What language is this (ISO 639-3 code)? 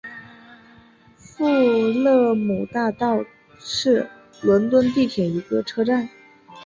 zho